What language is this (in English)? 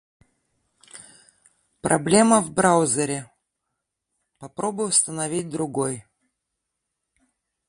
Russian